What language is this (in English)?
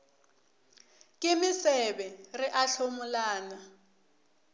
Northern Sotho